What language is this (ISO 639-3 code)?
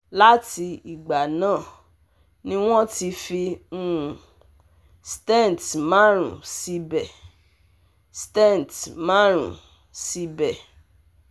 yor